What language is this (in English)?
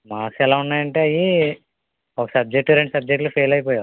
Telugu